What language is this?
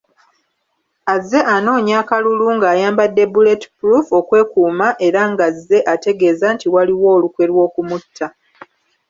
Ganda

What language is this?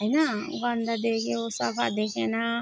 Nepali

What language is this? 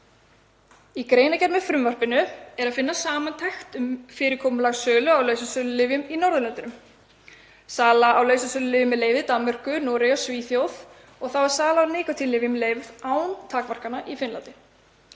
Icelandic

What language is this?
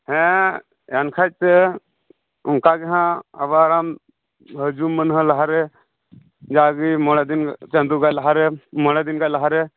Santali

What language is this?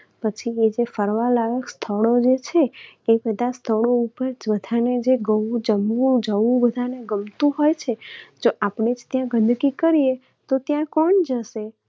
Gujarati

